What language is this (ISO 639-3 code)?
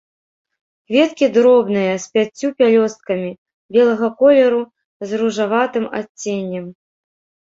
bel